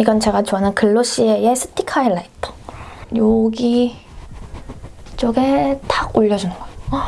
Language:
Korean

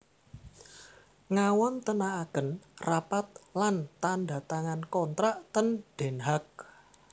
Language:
Javanese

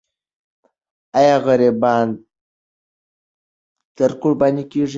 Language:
Pashto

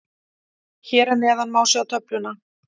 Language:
Icelandic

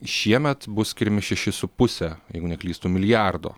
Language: Lithuanian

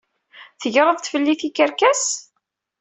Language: Kabyle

